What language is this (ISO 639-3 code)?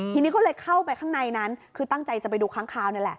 tha